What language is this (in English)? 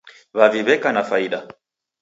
Taita